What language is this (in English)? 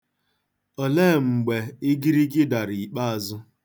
Igbo